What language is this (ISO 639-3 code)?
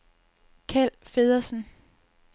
dan